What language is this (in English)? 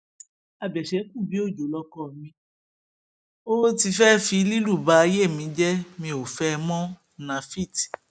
Yoruba